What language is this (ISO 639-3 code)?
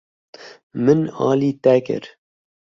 kur